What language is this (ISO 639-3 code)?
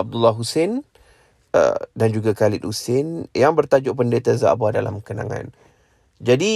msa